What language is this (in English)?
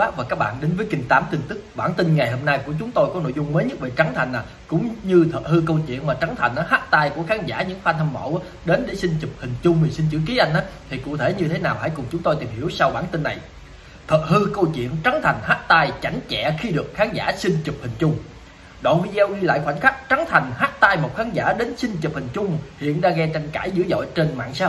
Vietnamese